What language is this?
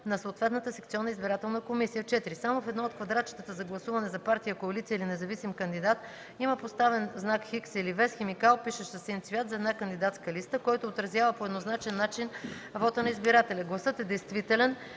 Bulgarian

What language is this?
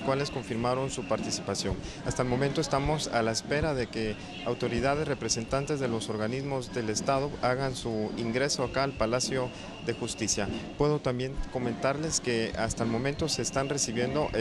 Spanish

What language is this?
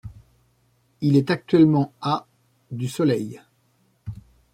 French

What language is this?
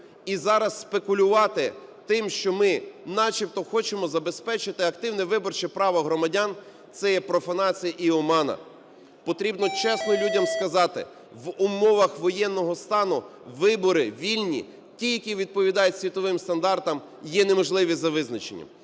Ukrainian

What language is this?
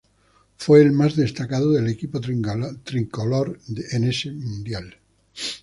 Spanish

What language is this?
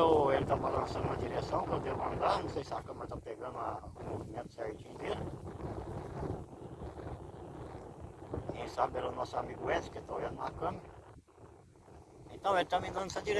Portuguese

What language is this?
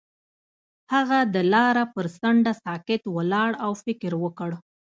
Pashto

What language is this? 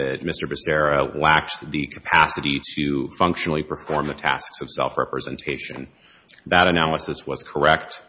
English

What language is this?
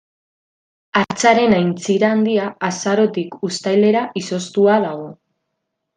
Basque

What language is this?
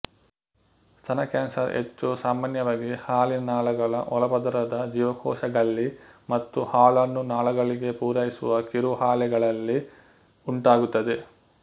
Kannada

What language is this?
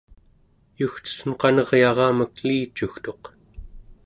Central Yupik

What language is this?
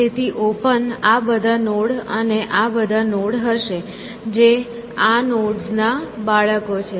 Gujarati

